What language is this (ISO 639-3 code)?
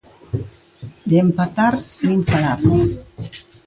glg